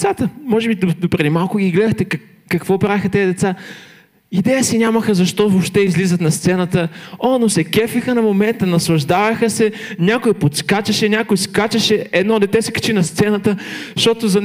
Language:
Bulgarian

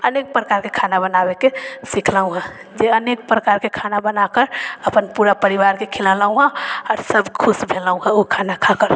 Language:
Maithili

